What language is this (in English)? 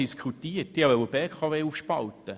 Swiss German